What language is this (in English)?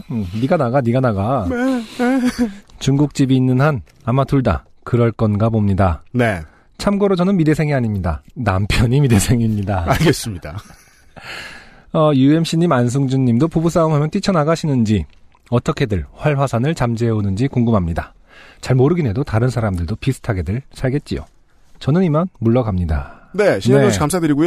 Korean